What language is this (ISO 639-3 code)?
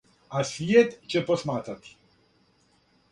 srp